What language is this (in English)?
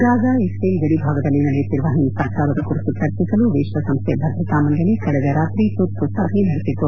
Kannada